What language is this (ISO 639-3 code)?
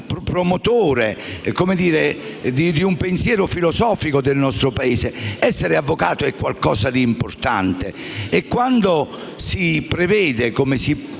ita